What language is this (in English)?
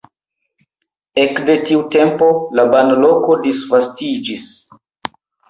Esperanto